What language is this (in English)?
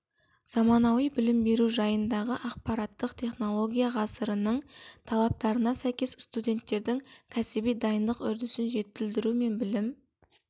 Kazakh